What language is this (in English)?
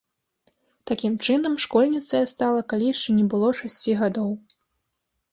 Belarusian